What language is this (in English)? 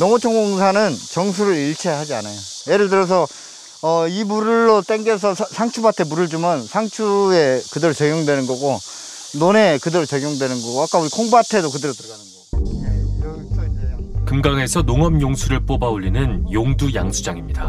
Korean